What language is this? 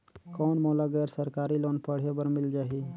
Chhattisgarhi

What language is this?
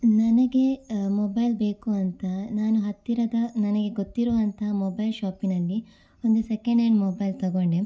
Kannada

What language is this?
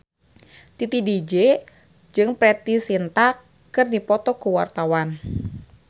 Sundanese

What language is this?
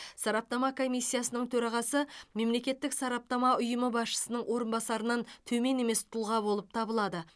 Kazakh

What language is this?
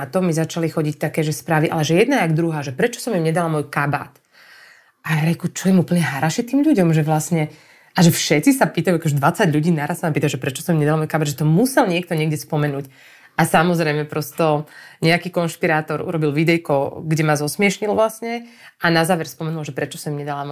Slovak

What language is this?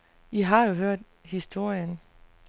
Danish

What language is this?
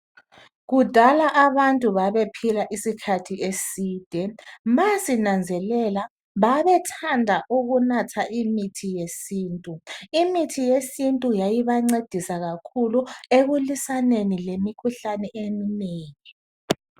North Ndebele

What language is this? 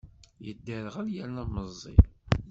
Kabyle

